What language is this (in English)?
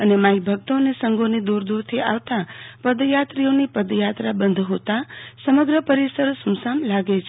Gujarati